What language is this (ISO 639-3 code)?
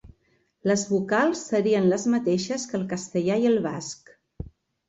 cat